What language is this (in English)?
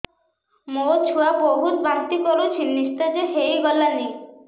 Odia